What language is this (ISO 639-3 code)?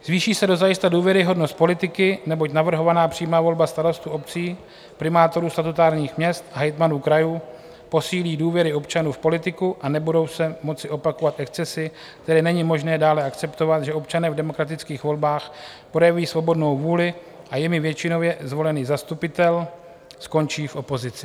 ces